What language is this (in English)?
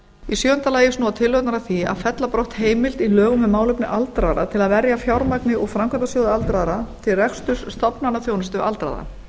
Icelandic